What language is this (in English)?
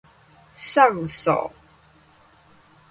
Min Nan Chinese